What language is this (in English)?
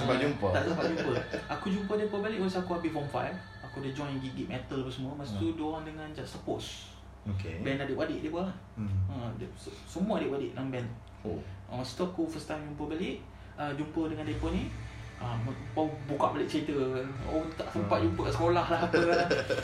Malay